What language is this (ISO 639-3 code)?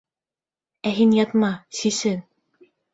bak